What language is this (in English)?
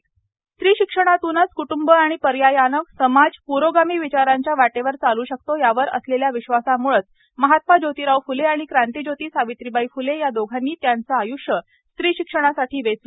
Marathi